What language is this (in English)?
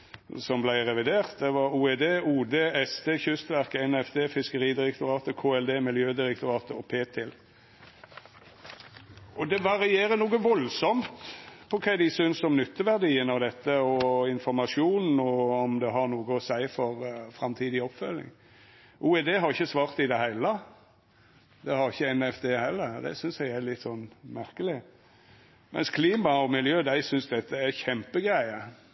Norwegian Nynorsk